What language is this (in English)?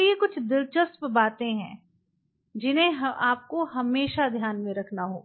Hindi